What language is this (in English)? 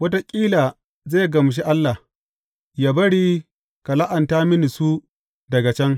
Hausa